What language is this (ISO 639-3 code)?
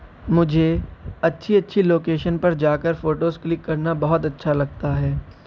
urd